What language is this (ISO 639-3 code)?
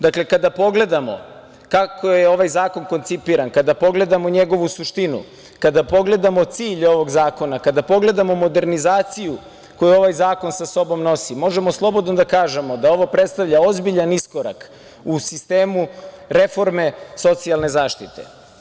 srp